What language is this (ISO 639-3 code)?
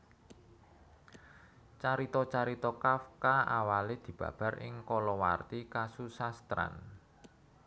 jav